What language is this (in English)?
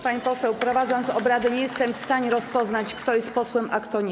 Polish